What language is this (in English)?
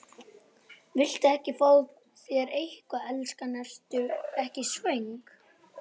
Icelandic